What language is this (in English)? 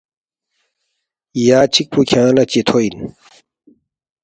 Balti